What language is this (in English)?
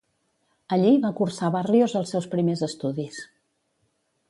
Catalan